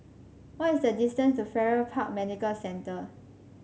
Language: English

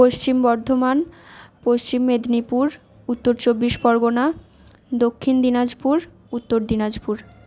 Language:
Bangla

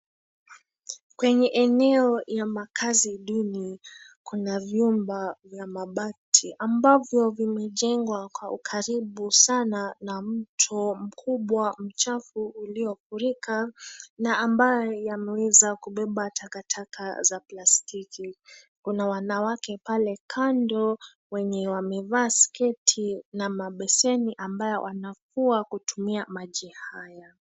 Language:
Swahili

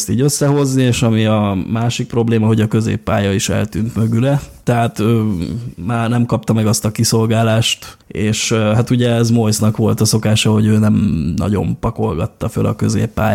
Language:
Hungarian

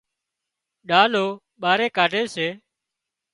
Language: Wadiyara Koli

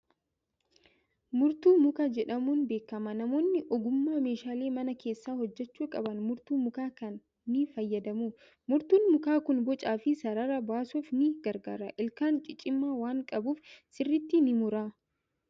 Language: Oromo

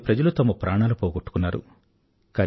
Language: Telugu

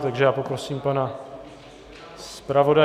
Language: Czech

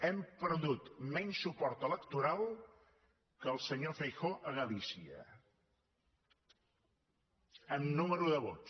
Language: Catalan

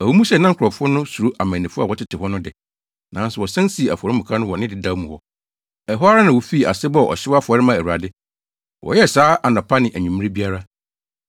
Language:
Akan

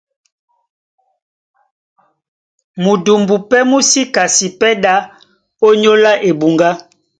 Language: Duala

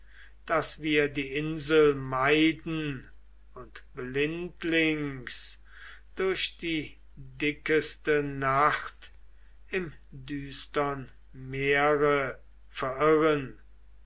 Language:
German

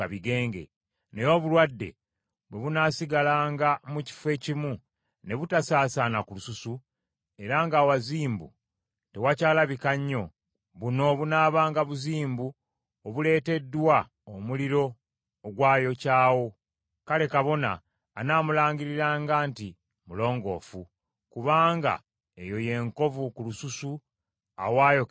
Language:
Ganda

